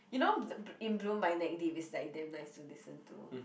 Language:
English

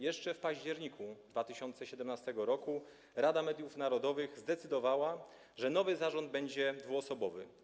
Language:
Polish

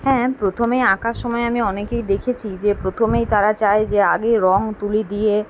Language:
Bangla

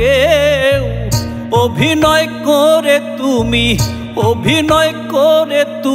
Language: Hindi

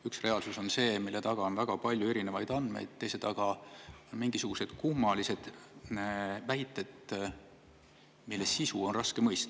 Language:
Estonian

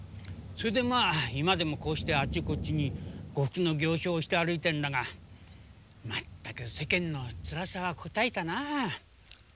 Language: Japanese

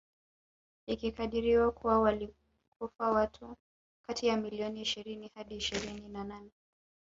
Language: Swahili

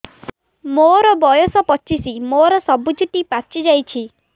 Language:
Odia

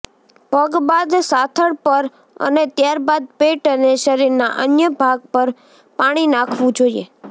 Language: Gujarati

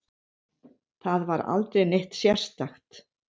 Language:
Icelandic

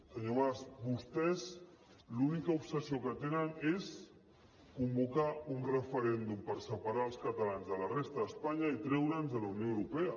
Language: Catalan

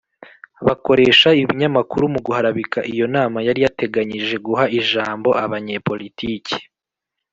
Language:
Kinyarwanda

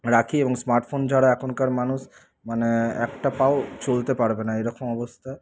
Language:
Bangla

